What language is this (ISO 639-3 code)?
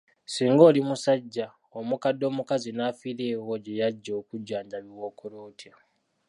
lug